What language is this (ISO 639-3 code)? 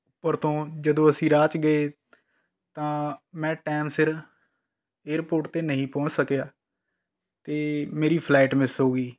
pan